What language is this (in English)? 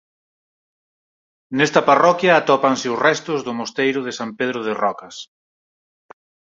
Galician